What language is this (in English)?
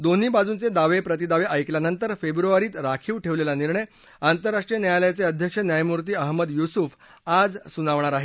Marathi